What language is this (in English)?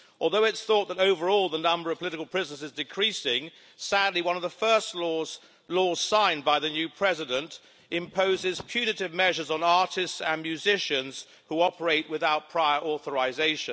English